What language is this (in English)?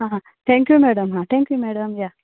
Konkani